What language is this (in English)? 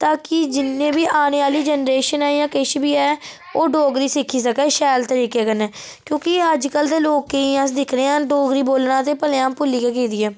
Dogri